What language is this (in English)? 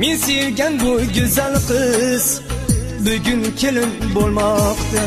Turkish